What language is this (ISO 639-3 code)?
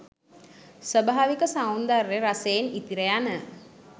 sin